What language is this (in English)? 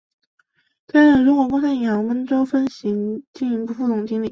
Chinese